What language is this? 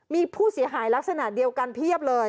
Thai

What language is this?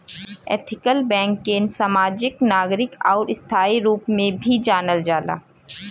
Bhojpuri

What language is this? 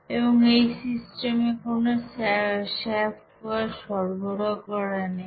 Bangla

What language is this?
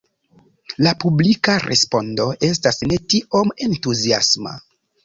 Esperanto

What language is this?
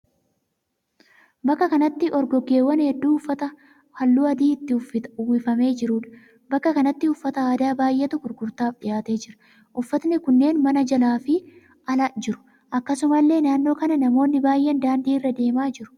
Oromo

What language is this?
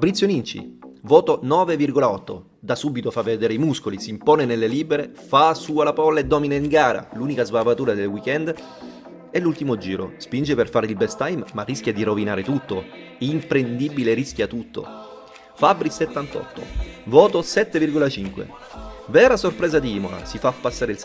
Italian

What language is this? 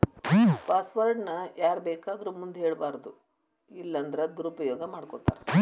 Kannada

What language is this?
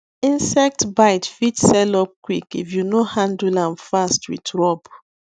Nigerian Pidgin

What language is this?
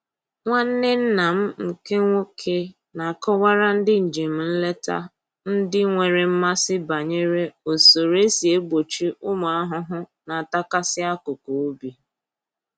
Igbo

